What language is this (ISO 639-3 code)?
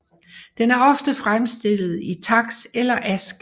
dan